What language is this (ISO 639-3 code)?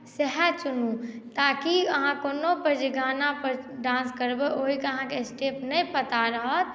mai